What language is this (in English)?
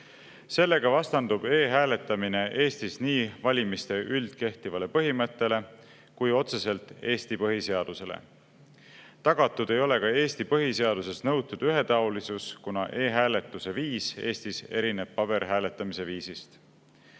Estonian